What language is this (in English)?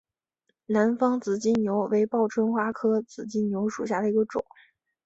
Chinese